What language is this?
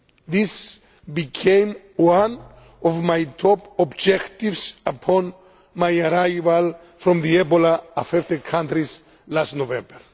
English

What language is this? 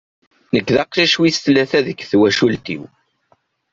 Kabyle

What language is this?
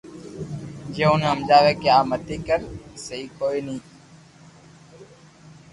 Loarki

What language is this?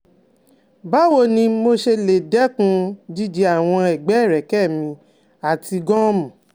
Yoruba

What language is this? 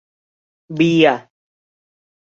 Thai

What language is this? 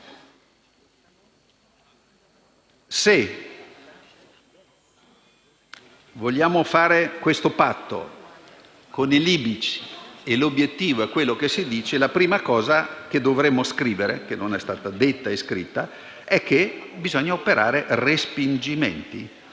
Italian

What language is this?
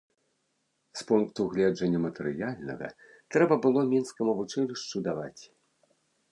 Belarusian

